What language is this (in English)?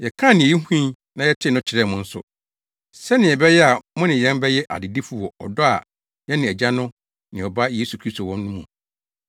Akan